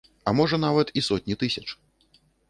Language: Belarusian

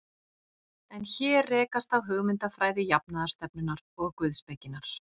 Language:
Icelandic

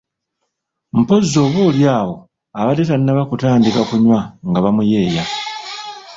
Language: Ganda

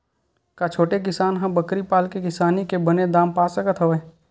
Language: Chhattisgarhi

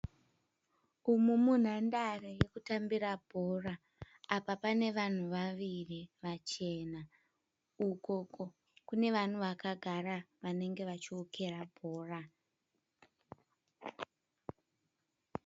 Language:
Shona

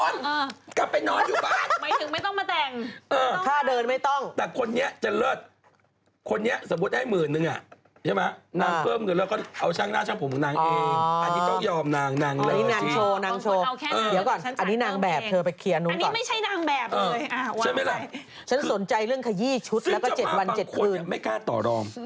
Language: Thai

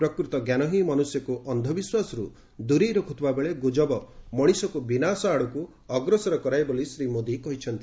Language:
Odia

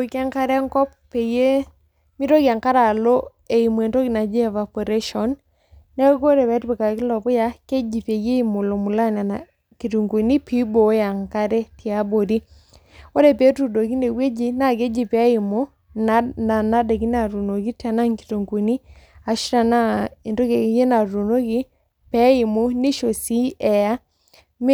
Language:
Masai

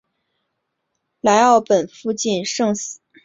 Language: Chinese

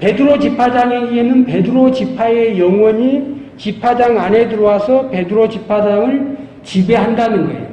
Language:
Korean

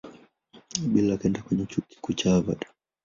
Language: Swahili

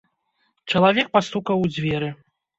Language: Belarusian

